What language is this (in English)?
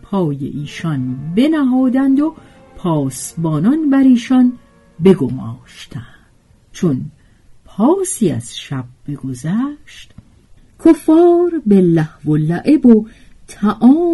Persian